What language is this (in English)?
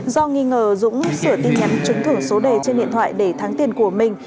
Vietnamese